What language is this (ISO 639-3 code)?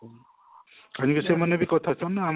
ori